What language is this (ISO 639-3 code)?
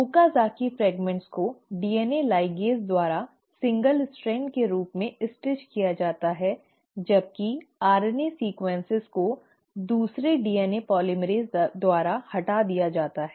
hin